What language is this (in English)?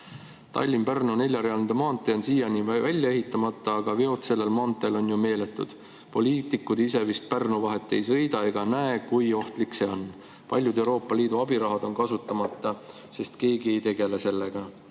Estonian